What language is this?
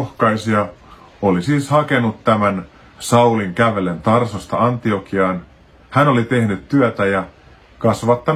Finnish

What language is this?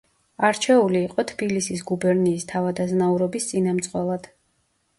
Georgian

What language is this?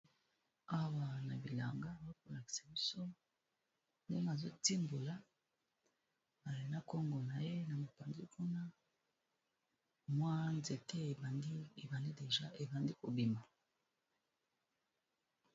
Lingala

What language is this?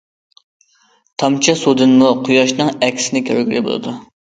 Uyghur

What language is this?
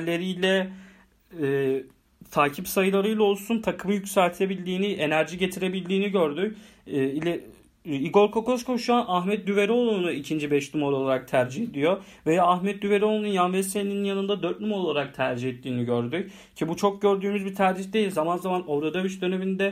Turkish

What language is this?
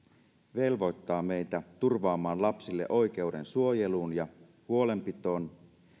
Finnish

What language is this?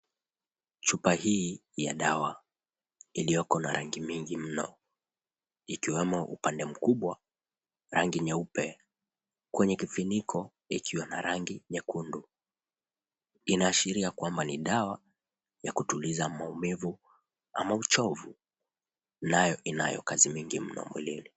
Swahili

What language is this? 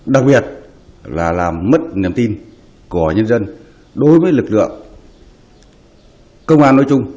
Vietnamese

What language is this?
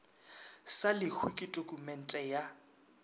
Northern Sotho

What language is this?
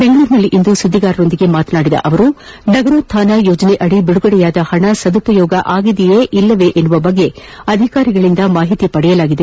Kannada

